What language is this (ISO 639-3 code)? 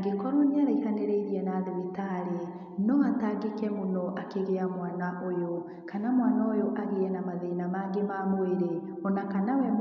kik